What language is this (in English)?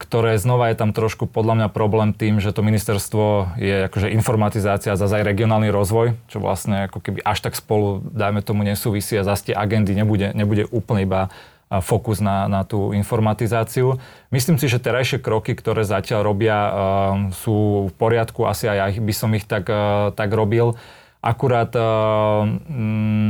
Slovak